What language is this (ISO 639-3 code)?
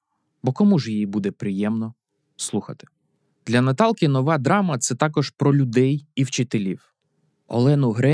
ukr